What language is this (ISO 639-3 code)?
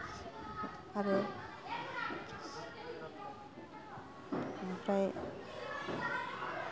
brx